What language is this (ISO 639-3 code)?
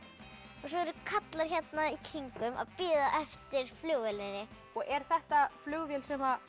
isl